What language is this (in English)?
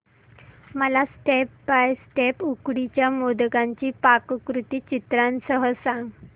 Marathi